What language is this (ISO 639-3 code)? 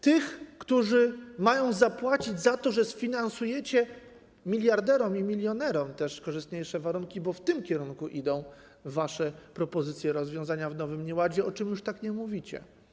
pol